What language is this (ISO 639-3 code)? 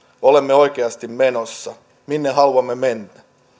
fin